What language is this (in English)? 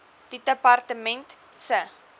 Afrikaans